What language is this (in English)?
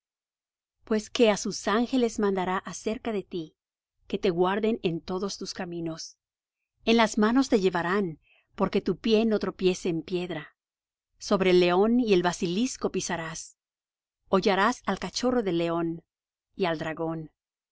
Spanish